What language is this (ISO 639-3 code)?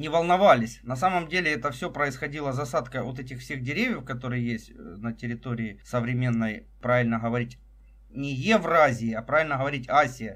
rus